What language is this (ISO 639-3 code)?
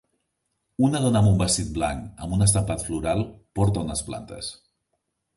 cat